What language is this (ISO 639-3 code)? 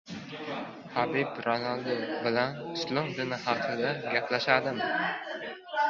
uzb